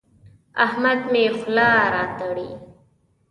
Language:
Pashto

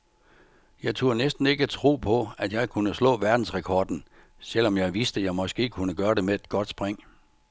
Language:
Danish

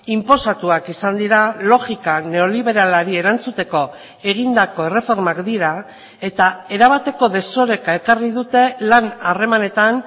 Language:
Basque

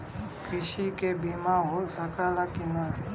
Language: Bhojpuri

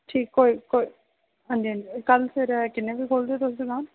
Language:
Dogri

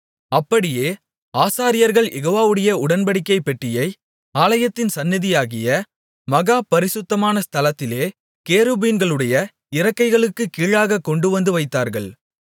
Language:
Tamil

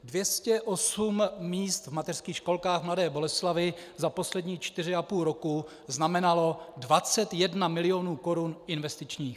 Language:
Czech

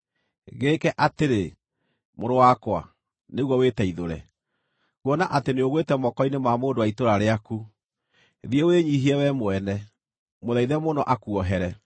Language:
Kikuyu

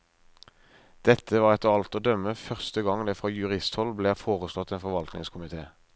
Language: Norwegian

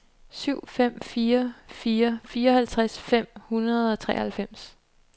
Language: Danish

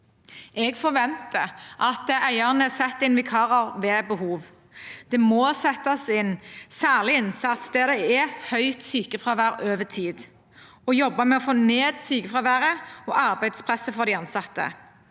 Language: Norwegian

